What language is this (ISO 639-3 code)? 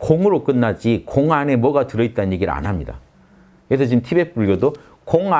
kor